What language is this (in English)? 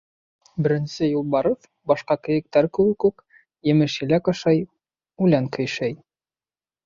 Bashkir